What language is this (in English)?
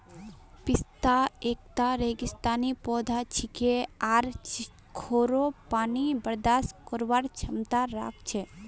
Magahi